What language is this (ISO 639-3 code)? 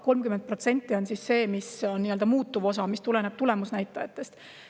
est